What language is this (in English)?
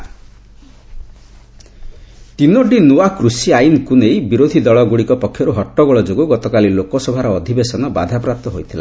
Odia